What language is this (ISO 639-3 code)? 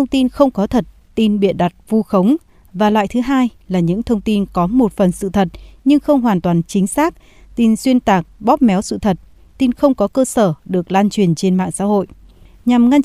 vie